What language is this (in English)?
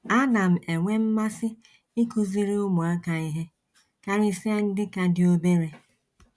Igbo